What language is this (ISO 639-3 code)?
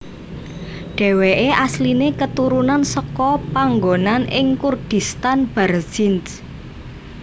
jav